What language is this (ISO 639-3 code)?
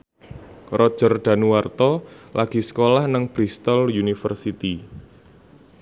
jav